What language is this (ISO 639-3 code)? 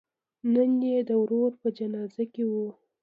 pus